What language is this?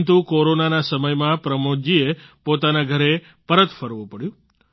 Gujarati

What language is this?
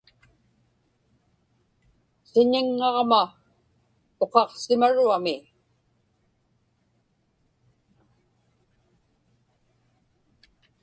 Inupiaq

